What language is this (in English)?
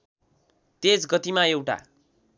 Nepali